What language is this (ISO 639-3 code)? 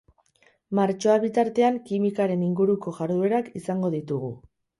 eus